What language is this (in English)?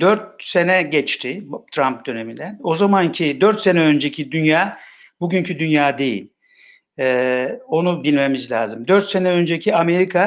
Turkish